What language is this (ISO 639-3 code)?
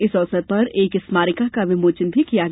hin